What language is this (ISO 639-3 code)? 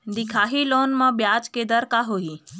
hne